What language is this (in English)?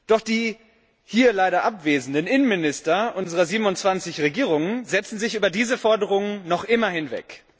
German